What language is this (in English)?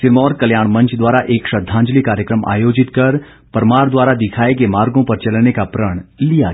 Hindi